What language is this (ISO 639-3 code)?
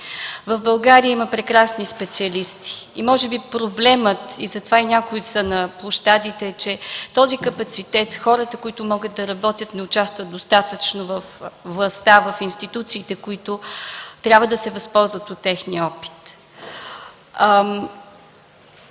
bul